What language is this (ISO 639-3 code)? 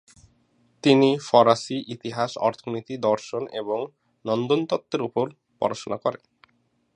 ben